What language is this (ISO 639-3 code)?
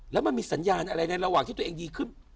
tha